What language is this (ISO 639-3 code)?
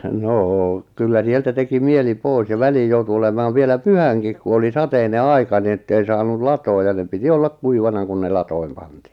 fin